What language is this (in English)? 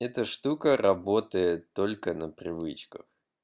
Russian